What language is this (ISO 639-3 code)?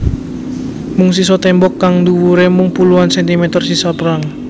jav